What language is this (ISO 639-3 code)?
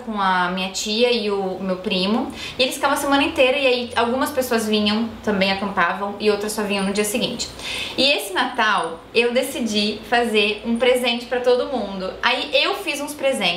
por